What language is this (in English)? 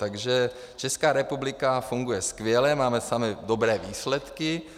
Czech